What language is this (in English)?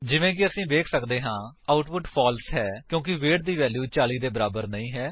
Punjabi